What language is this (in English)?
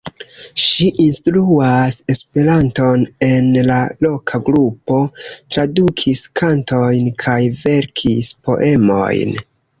Esperanto